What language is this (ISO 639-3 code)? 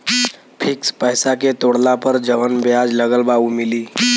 bho